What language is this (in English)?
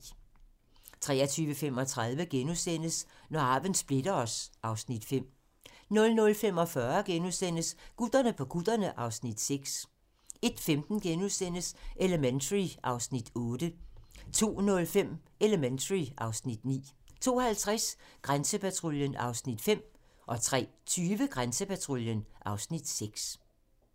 Danish